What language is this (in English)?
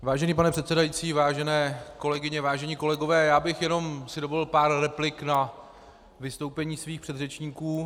Czech